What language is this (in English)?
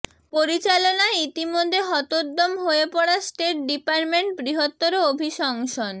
Bangla